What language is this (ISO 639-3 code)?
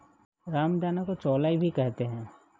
hin